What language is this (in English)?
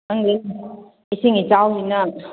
Manipuri